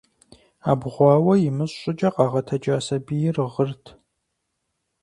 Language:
Kabardian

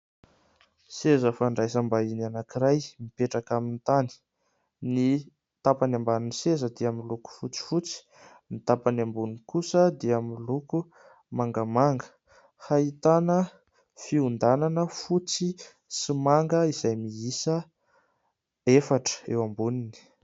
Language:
Malagasy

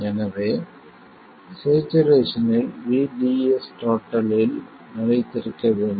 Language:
Tamil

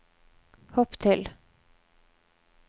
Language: Norwegian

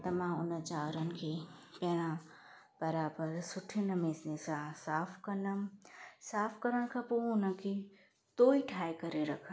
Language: Sindhi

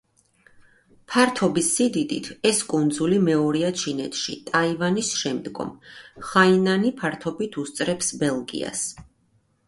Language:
Georgian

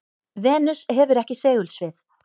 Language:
Icelandic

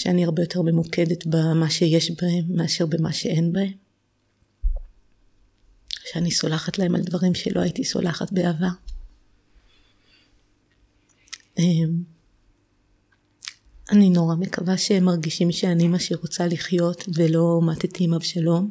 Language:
Hebrew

